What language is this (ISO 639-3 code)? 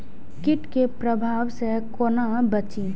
mai